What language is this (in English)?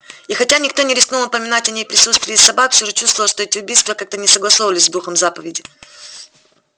Russian